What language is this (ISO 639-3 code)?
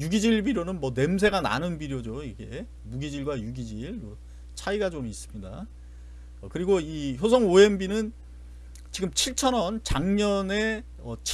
kor